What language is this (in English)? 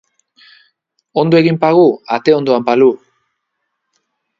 Basque